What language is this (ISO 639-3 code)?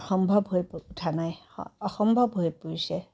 asm